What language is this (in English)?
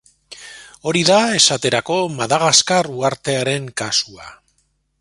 Basque